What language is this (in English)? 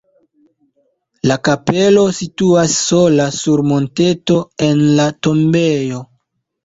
Esperanto